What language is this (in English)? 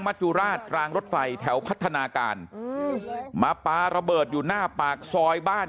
Thai